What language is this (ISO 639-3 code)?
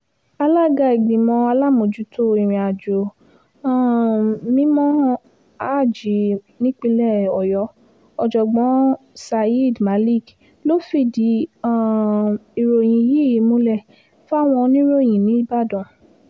yor